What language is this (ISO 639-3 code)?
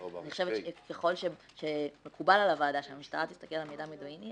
heb